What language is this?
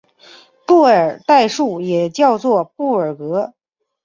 Chinese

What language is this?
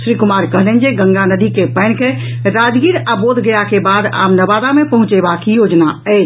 Maithili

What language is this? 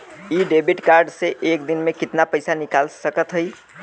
Bhojpuri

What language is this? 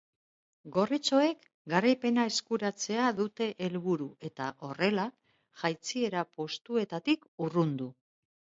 Basque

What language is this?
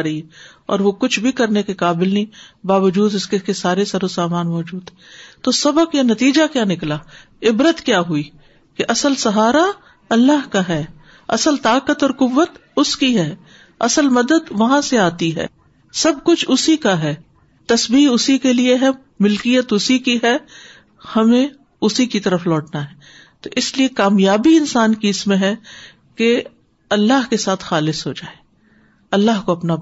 Urdu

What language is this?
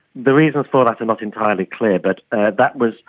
English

